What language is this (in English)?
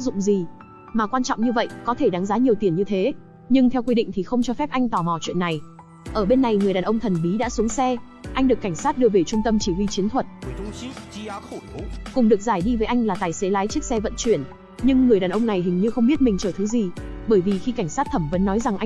Vietnamese